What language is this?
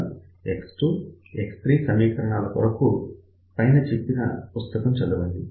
Telugu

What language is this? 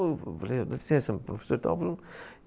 Portuguese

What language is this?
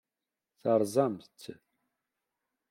Kabyle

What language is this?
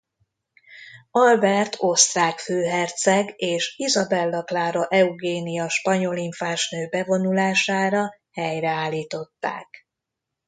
Hungarian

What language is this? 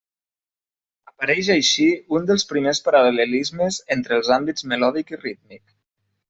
Catalan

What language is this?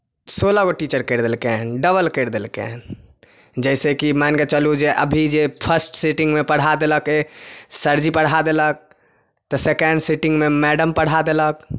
Maithili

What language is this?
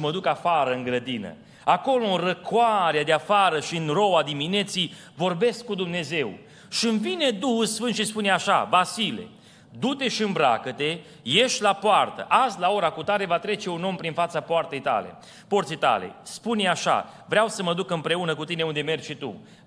Romanian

